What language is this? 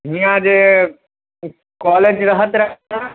Maithili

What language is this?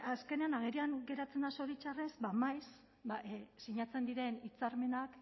Basque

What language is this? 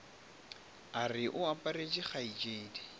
Northern Sotho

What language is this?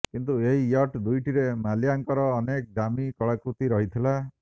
Odia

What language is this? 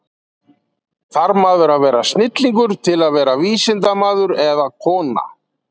Icelandic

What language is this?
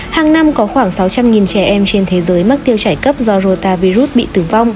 Vietnamese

